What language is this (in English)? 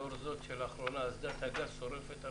Hebrew